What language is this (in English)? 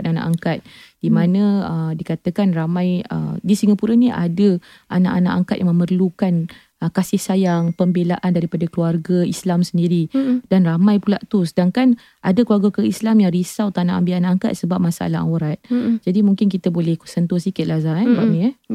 Malay